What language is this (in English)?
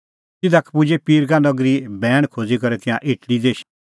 Kullu Pahari